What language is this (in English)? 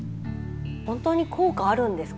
Japanese